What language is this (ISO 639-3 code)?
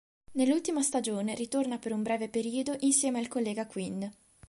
ita